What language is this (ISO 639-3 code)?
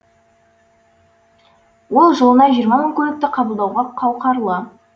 kaz